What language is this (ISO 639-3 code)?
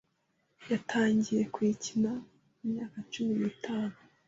kin